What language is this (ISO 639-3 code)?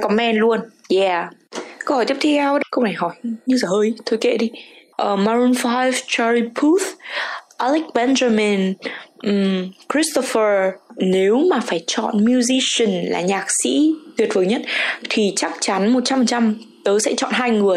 vie